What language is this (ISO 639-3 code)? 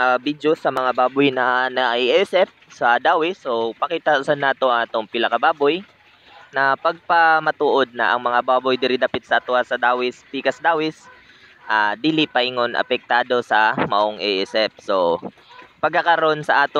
fil